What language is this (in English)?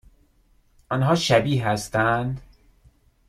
Persian